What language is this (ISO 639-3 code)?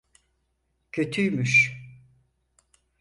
tur